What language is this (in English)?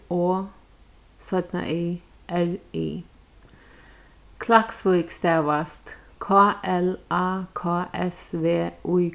Faroese